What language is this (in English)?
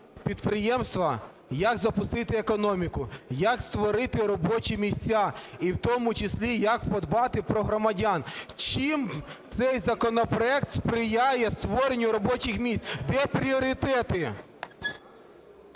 Ukrainian